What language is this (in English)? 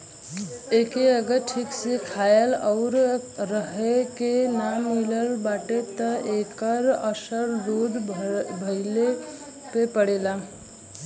Bhojpuri